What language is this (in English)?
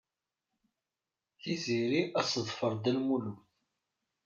Kabyle